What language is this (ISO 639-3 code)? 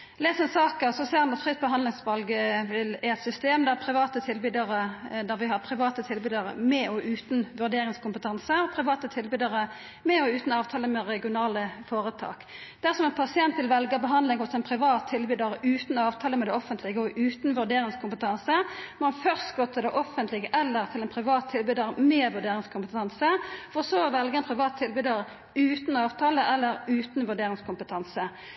nno